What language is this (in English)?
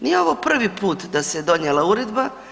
Croatian